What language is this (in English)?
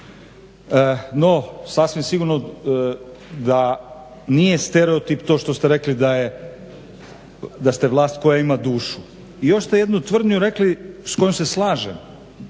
Croatian